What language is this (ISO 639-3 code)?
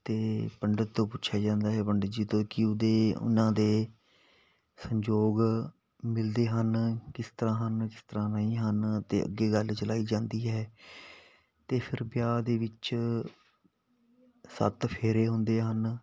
pan